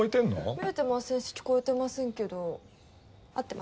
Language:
Japanese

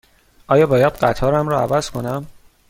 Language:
Persian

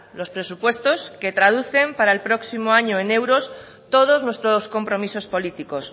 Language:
Spanish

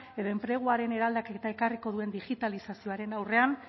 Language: Basque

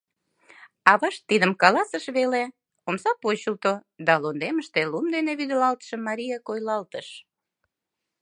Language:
Mari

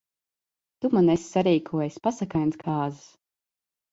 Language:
Latvian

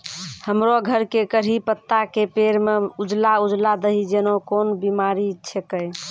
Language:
Maithili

